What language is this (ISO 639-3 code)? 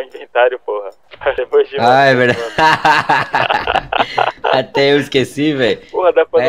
por